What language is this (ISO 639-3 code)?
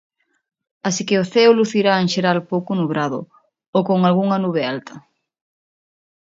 glg